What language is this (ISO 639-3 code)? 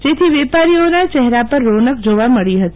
guj